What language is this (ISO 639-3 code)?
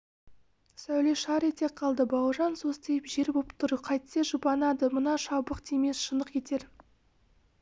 kaz